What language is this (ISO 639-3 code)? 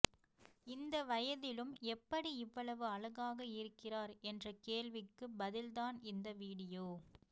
tam